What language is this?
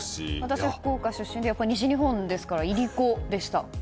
Japanese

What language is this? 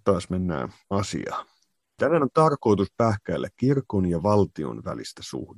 Finnish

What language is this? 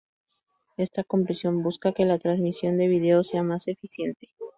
Spanish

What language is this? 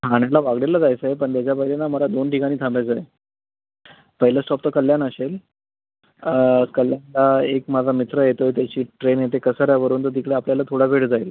Marathi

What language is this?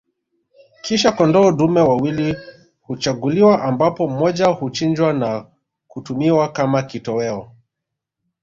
Swahili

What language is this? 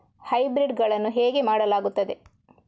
Kannada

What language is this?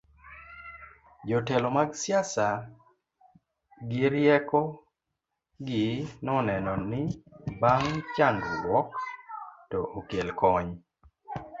Luo (Kenya and Tanzania)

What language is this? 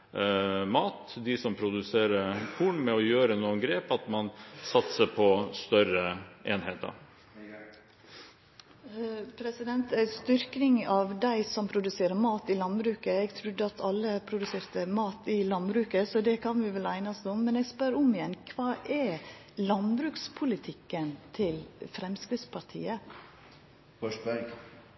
Norwegian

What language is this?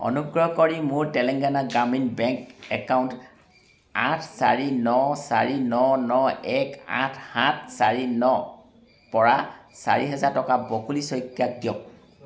Assamese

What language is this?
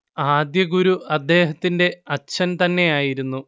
Malayalam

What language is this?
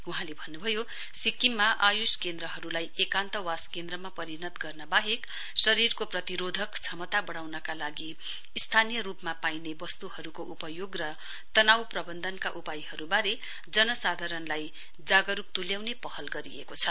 Nepali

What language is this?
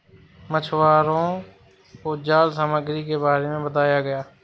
Hindi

